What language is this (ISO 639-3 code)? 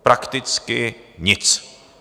ces